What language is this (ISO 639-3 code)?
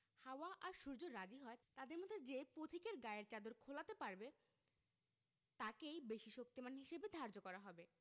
ben